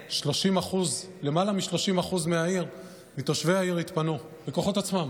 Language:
Hebrew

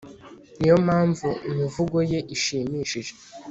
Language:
Kinyarwanda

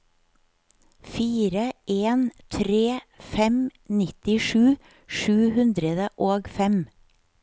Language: Norwegian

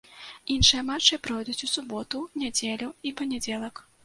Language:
Belarusian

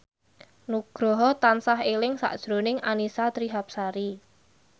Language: Javanese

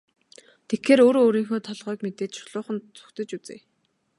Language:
Mongolian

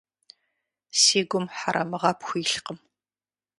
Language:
Kabardian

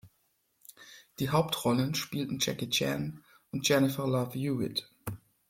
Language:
German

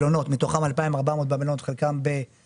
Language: Hebrew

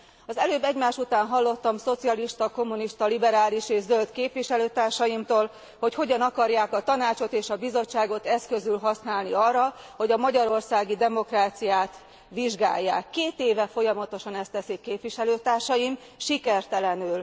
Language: Hungarian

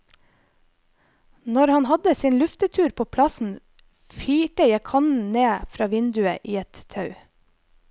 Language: Norwegian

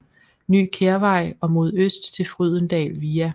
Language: Danish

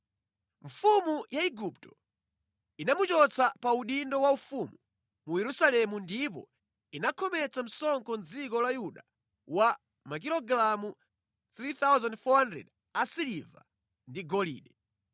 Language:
Nyanja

